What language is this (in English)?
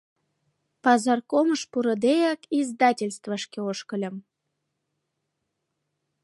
Mari